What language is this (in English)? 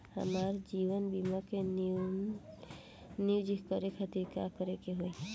Bhojpuri